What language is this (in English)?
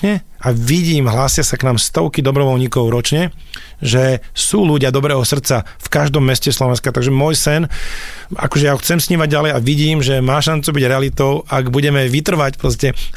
Slovak